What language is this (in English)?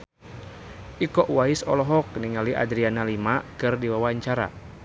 Sundanese